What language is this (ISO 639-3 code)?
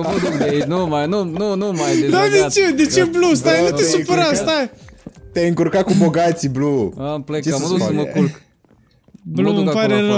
ron